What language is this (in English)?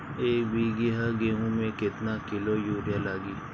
Bhojpuri